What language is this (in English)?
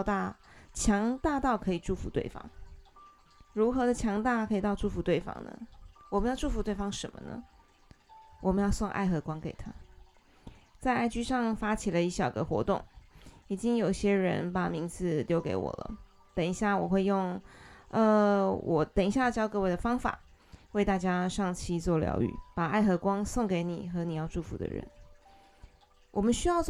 Chinese